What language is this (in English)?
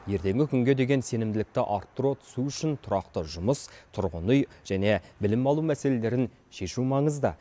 Kazakh